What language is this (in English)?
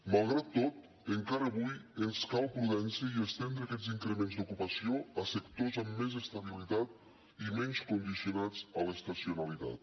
Catalan